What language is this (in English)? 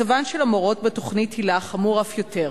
Hebrew